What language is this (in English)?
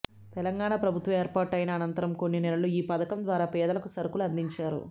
Telugu